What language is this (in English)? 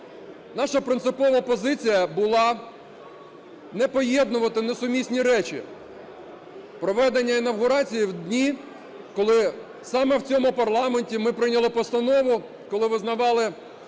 Ukrainian